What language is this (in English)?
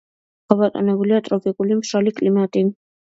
Georgian